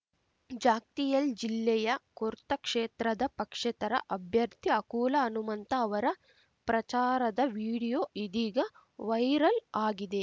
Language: Kannada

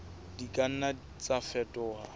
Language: Southern Sotho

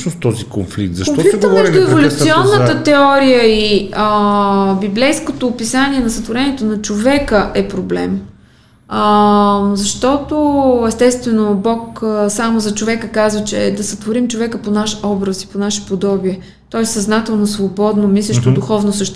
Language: Bulgarian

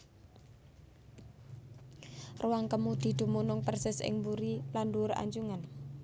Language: Javanese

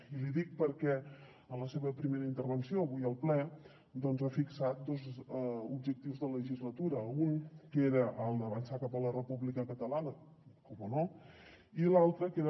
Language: Catalan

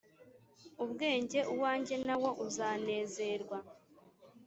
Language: Kinyarwanda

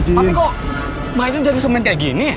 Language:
Indonesian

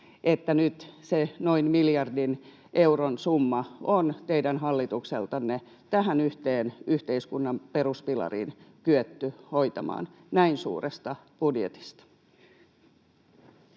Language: Finnish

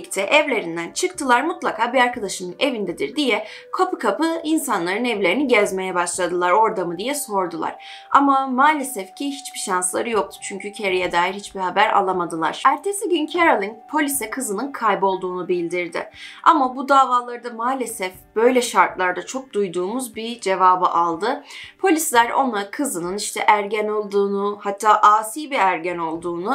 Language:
Turkish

